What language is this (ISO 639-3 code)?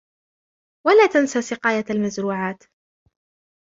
ara